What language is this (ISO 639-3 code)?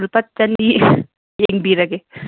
mni